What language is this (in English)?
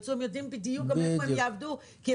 Hebrew